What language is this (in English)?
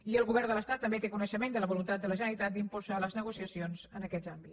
Catalan